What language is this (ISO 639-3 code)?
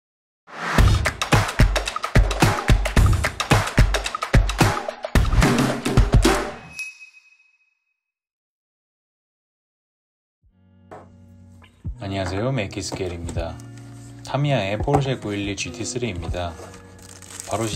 kor